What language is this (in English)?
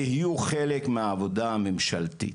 Hebrew